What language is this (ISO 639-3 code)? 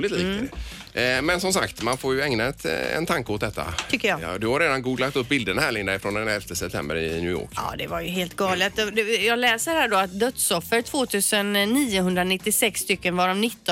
swe